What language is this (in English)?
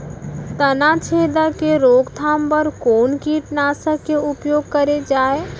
Chhattisgarhi